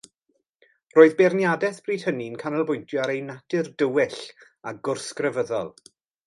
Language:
Welsh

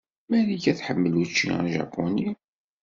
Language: Kabyle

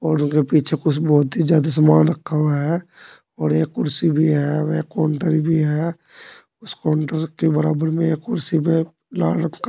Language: Hindi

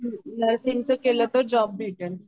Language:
Marathi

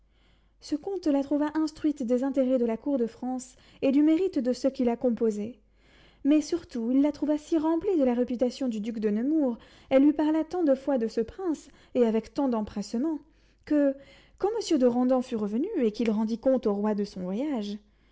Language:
French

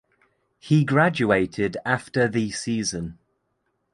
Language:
English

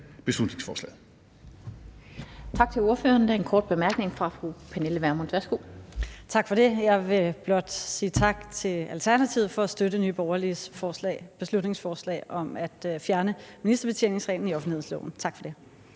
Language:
Danish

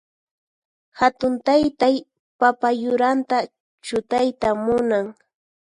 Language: Puno Quechua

